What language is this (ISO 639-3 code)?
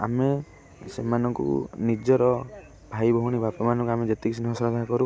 ori